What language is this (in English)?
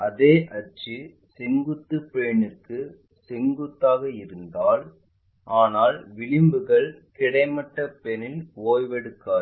Tamil